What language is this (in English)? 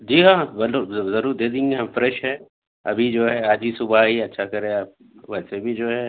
Urdu